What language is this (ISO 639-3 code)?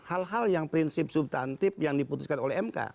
ind